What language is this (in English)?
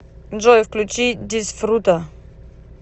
Russian